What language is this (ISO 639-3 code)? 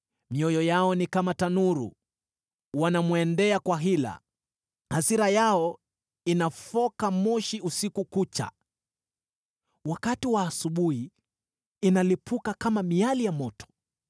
swa